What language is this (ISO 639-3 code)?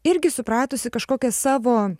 lit